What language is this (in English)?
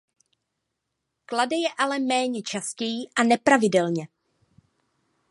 Czech